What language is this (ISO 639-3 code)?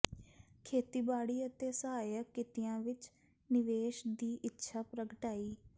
pan